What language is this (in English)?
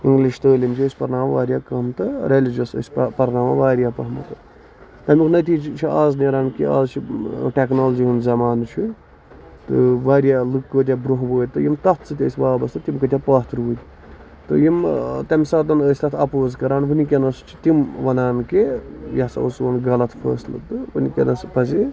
Kashmiri